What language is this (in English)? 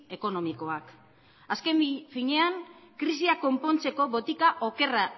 Basque